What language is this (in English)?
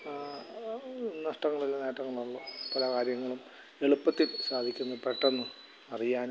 Malayalam